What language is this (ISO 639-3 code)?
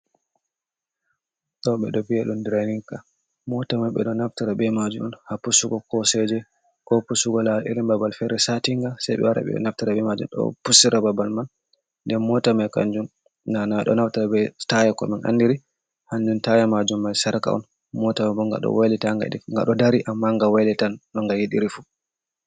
ful